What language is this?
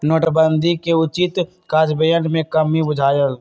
Magahi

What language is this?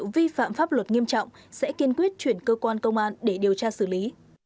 Vietnamese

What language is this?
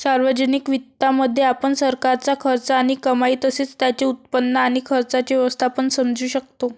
Marathi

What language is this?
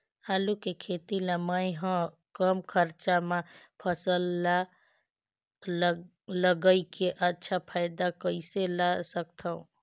Chhattisgarhi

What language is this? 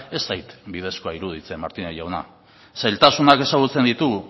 Basque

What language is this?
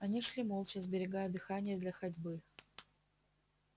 Russian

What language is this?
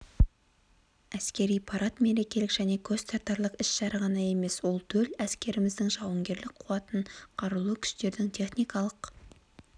Kazakh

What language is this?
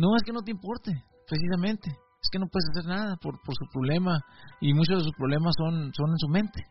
Spanish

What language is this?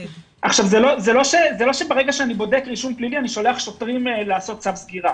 Hebrew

